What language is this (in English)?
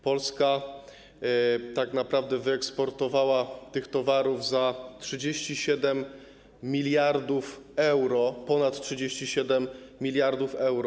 Polish